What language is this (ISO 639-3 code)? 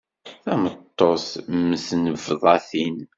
kab